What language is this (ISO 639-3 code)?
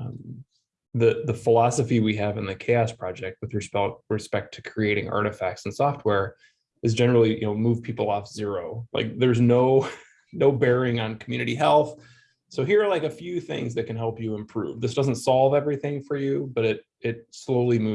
eng